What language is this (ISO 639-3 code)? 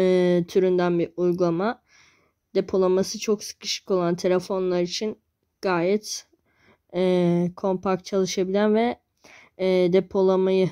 tur